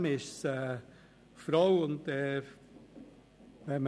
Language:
Swiss German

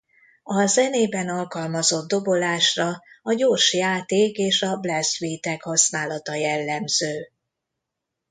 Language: Hungarian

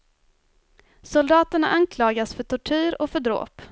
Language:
Swedish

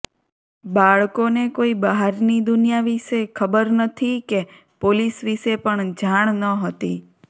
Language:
Gujarati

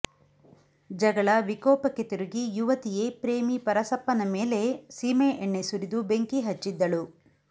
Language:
Kannada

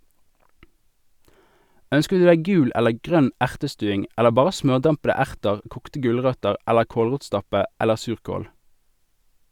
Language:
Norwegian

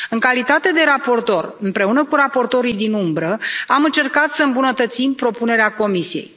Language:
Romanian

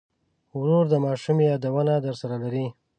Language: Pashto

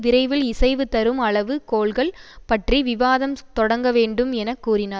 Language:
Tamil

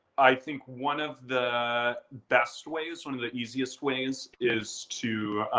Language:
English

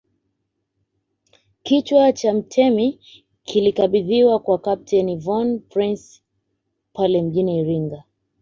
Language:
Swahili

